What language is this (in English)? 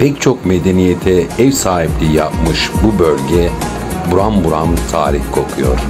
Turkish